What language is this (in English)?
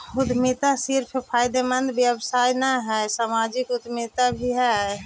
Magahi